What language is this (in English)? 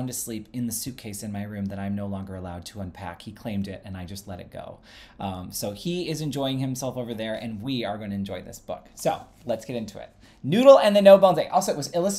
English